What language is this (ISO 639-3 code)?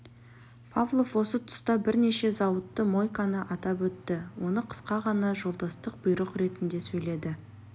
kaz